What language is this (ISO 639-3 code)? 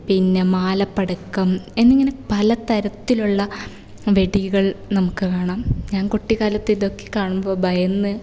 mal